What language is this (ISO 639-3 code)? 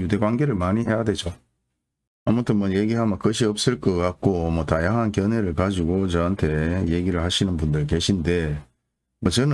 kor